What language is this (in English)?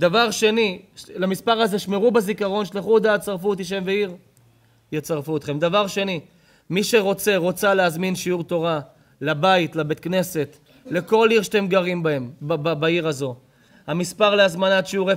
Hebrew